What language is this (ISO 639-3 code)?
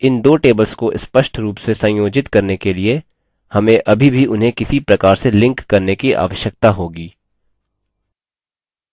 hin